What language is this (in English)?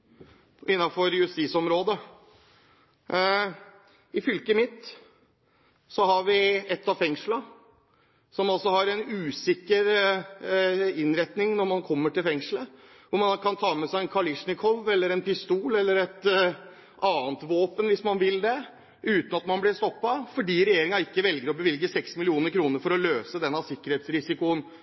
Norwegian Bokmål